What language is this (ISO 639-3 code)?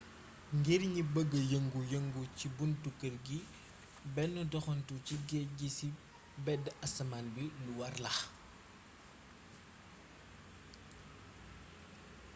wol